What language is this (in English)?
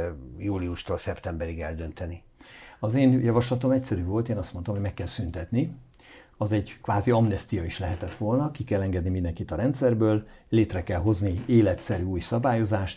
Hungarian